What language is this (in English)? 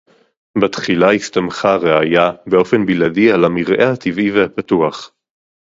Hebrew